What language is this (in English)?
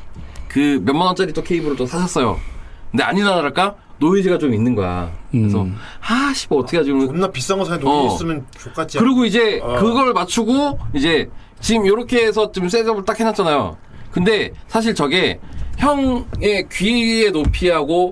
Korean